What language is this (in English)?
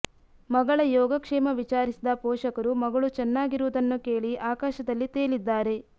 Kannada